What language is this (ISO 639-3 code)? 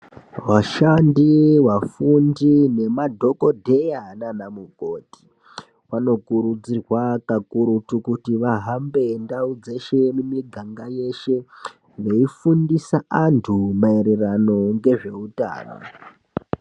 ndc